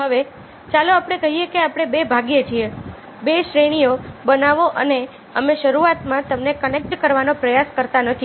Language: Gujarati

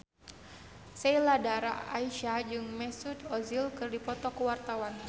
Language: Sundanese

